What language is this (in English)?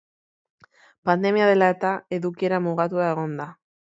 Basque